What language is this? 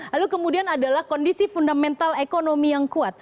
Indonesian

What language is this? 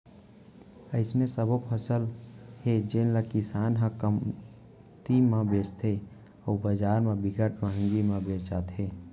Chhattisgarhi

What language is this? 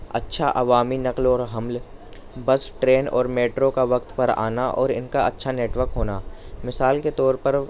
Urdu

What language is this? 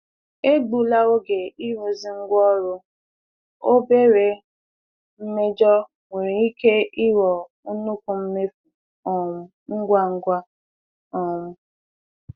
Igbo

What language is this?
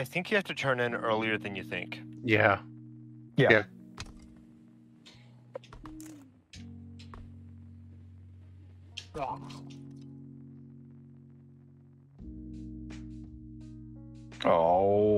English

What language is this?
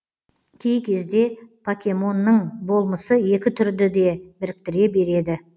Kazakh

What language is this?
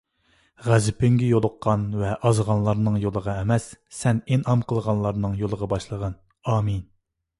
Uyghur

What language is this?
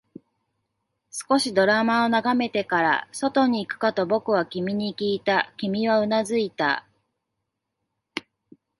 Japanese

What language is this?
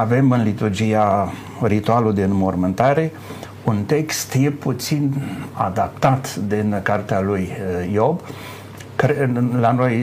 Romanian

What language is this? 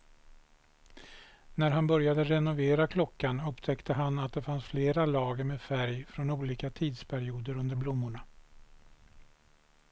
Swedish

